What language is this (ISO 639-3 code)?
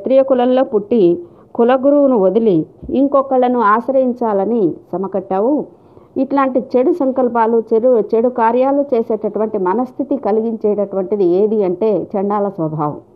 tel